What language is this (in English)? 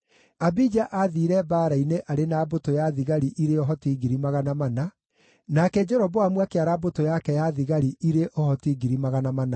Kikuyu